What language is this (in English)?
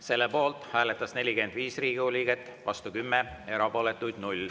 Estonian